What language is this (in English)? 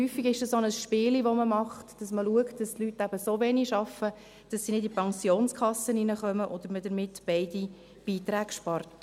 Swiss German